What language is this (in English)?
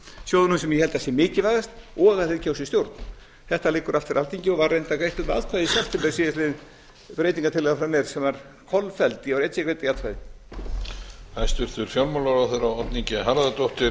Icelandic